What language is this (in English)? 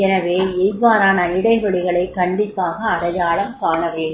Tamil